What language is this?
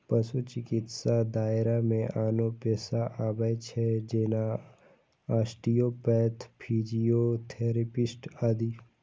Maithili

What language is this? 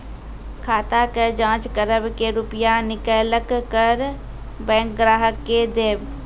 Maithili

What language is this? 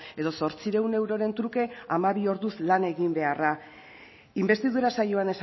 Basque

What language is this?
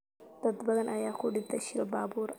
Somali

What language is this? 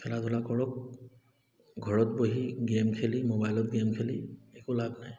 Assamese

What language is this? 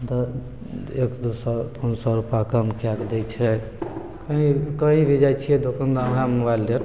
Maithili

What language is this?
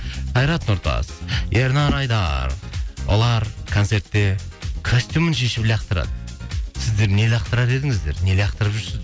Kazakh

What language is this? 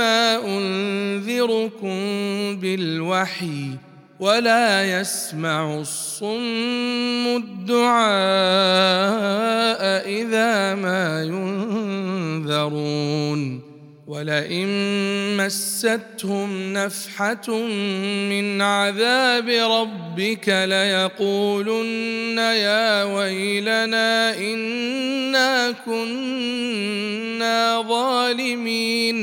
Arabic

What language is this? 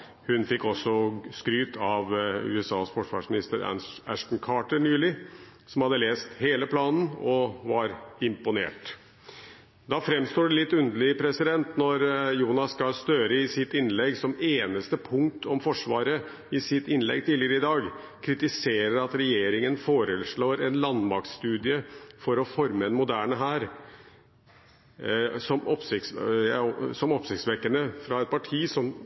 Norwegian Bokmål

